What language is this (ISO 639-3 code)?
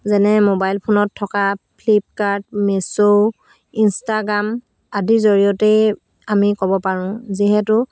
asm